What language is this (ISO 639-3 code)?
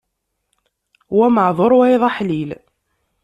kab